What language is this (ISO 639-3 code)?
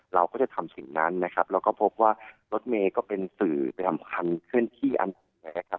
tha